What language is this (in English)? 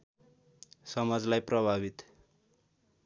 Nepali